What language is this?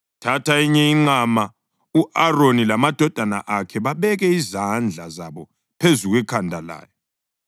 North Ndebele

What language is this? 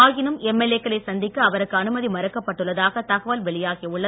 Tamil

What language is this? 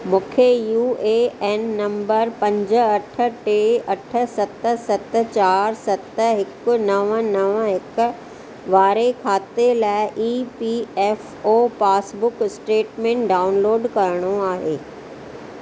Sindhi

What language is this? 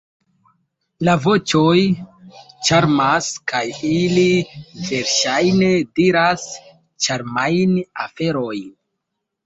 Esperanto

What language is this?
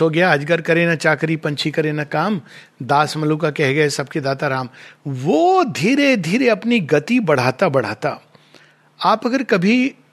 Hindi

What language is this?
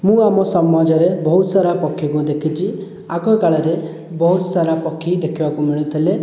Odia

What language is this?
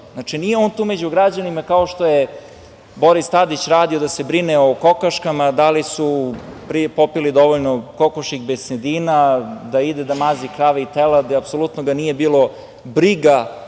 Serbian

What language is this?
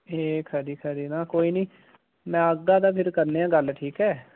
Dogri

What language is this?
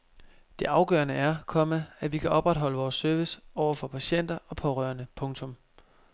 Danish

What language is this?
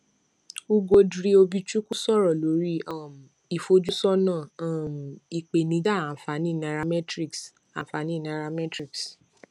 Yoruba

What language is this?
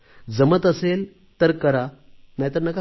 Marathi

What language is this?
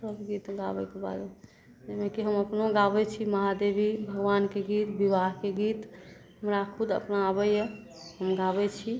Maithili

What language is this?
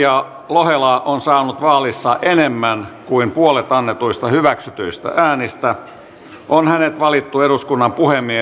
Finnish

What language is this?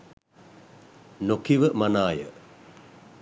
Sinhala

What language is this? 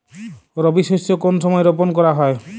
Bangla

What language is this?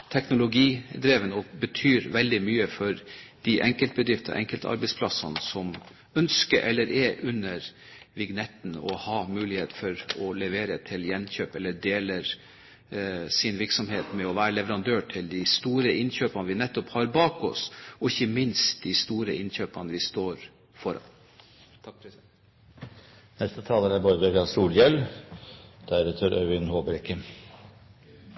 Norwegian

